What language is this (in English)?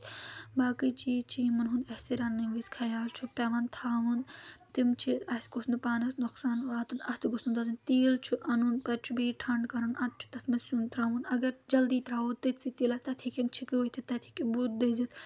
Kashmiri